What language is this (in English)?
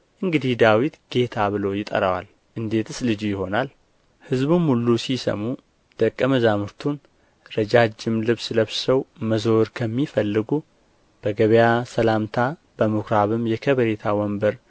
Amharic